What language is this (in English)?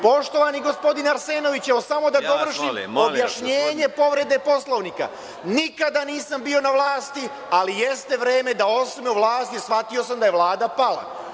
Serbian